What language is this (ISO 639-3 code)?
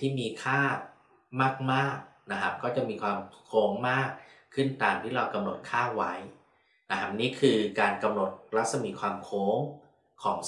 tha